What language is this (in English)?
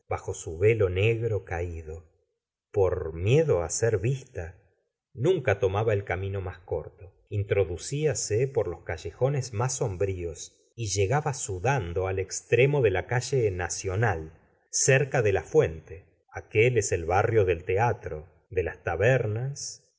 Spanish